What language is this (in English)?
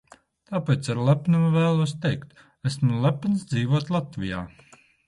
Latvian